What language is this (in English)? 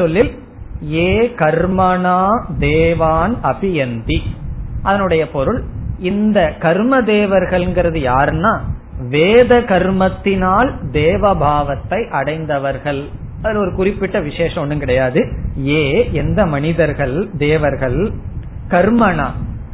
Tamil